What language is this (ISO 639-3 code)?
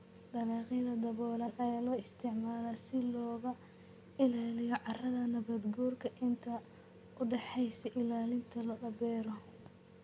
som